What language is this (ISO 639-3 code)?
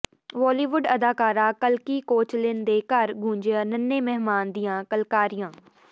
pan